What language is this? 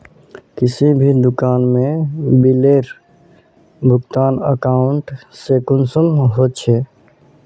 Magahi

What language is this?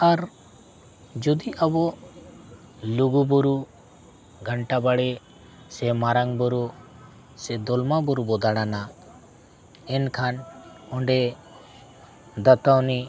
Santali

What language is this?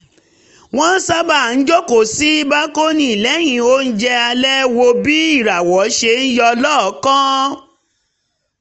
Yoruba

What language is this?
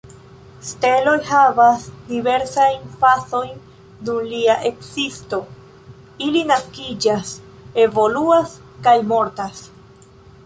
Esperanto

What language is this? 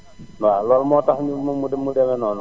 Wolof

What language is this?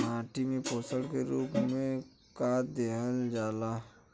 Bhojpuri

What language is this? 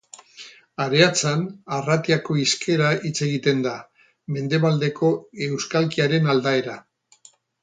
Basque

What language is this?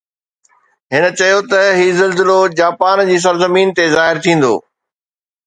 Sindhi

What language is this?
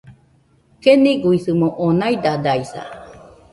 Nüpode Huitoto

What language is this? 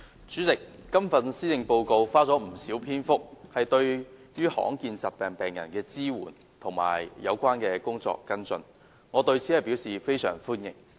Cantonese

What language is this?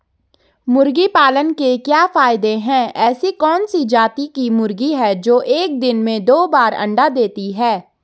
Hindi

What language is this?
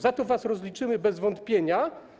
Polish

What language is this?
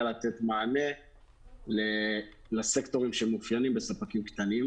Hebrew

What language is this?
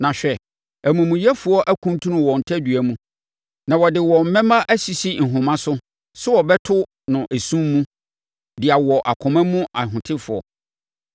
Akan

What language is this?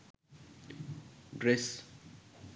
Sinhala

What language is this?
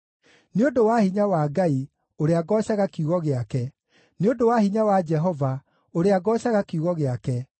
Kikuyu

